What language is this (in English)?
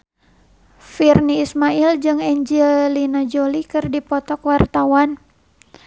Sundanese